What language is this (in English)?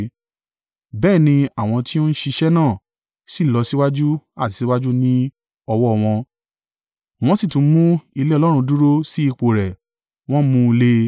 Yoruba